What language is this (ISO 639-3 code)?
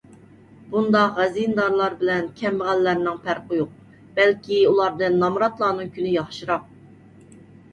uig